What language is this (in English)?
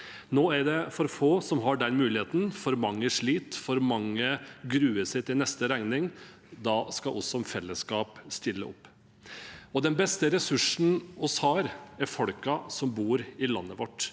Norwegian